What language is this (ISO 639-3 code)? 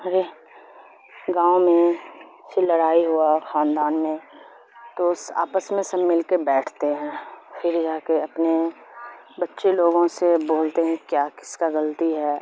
urd